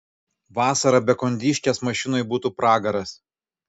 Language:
Lithuanian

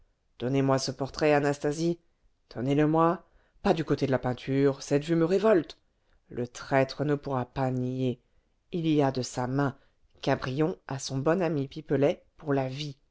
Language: French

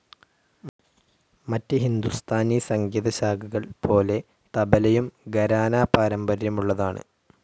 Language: Malayalam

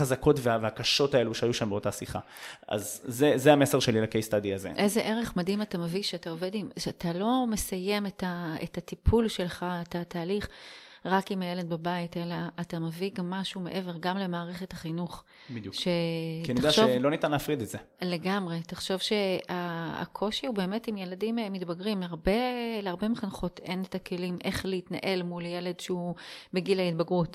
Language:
Hebrew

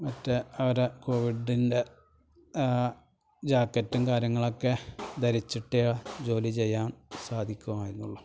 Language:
Malayalam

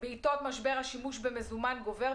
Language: Hebrew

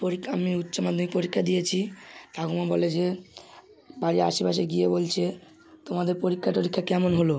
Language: Bangla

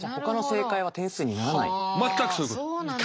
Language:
Japanese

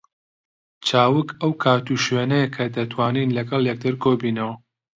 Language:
Central Kurdish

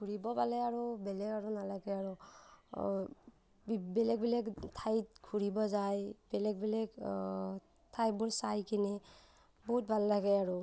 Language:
Assamese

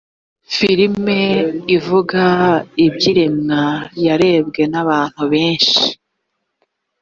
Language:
Kinyarwanda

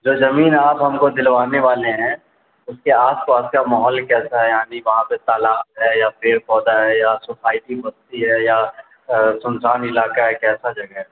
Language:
Urdu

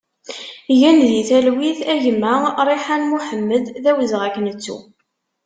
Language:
Kabyle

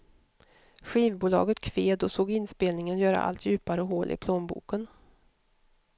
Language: Swedish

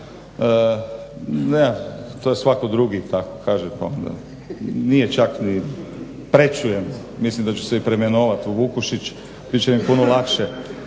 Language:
Croatian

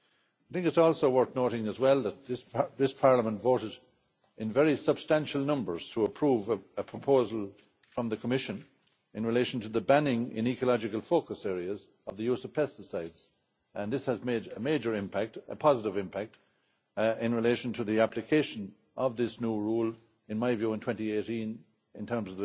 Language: English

